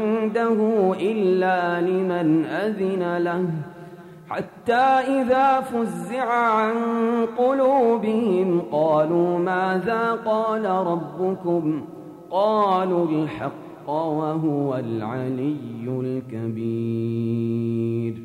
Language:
Arabic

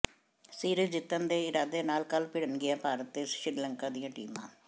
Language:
Punjabi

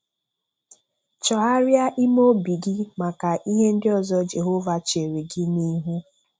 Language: Igbo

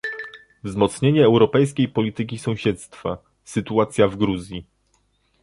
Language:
Polish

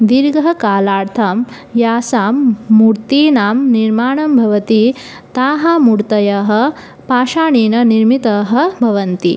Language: Sanskrit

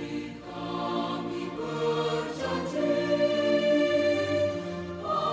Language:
Indonesian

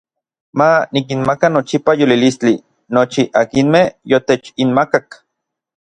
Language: Orizaba Nahuatl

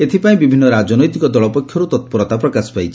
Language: Odia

